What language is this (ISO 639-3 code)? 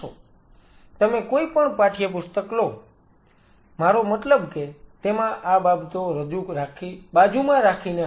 guj